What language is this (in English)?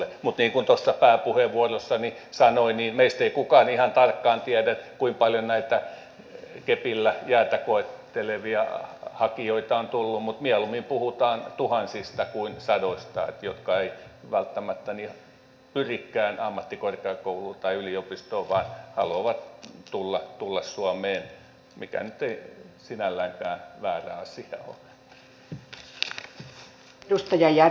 Finnish